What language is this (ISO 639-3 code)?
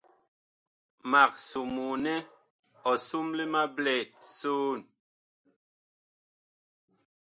bkh